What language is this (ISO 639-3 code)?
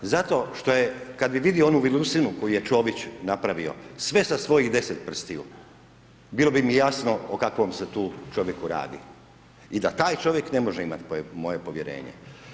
hrv